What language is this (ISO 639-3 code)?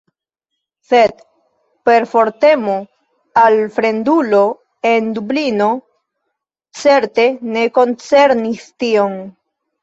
epo